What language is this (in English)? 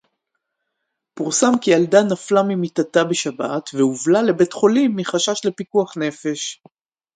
Hebrew